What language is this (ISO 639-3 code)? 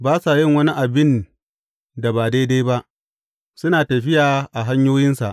hau